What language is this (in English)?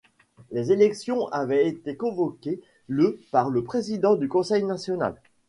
French